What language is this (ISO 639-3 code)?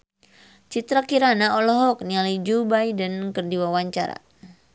sun